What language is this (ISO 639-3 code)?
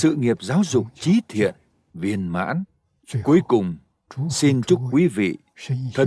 vie